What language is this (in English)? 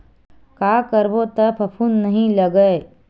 Chhattisgarhi